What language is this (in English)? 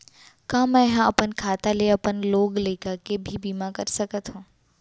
Chhattisgarhi